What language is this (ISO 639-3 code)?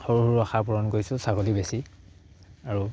asm